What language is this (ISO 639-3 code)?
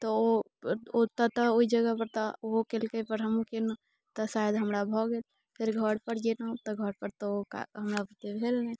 mai